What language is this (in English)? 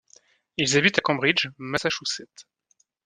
French